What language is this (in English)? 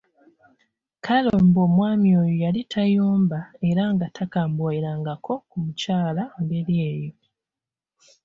Ganda